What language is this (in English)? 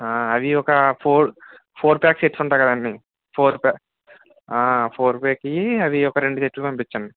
Telugu